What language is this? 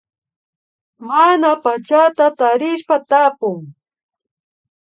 Imbabura Highland Quichua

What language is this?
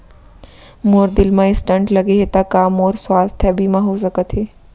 Chhattisgarhi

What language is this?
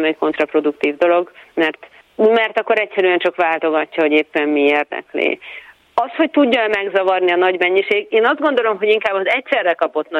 Hungarian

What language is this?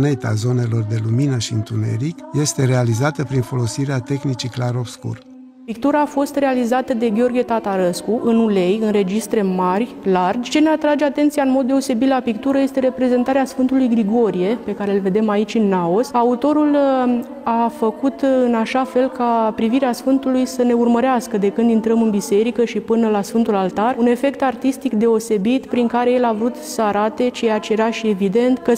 Romanian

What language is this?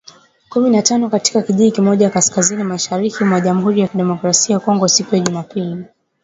Swahili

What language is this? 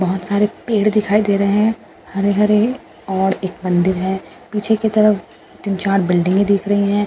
Hindi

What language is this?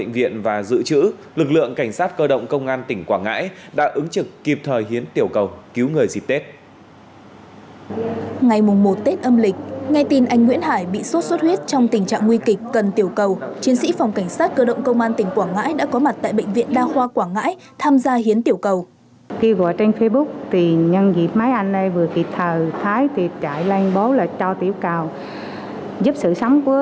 Vietnamese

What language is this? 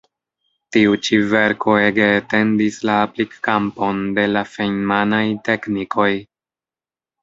Esperanto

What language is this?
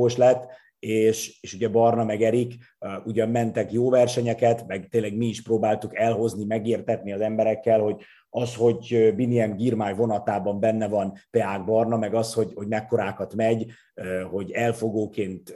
Hungarian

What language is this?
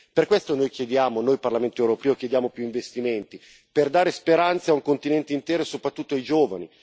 Italian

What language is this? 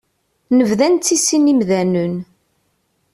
Kabyle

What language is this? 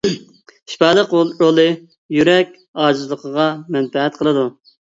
Uyghur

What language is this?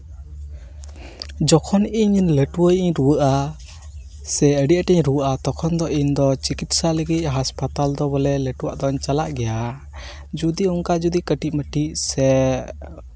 Santali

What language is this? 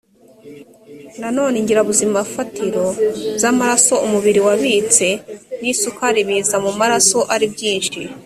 Kinyarwanda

